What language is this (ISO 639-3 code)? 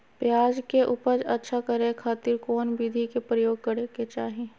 mag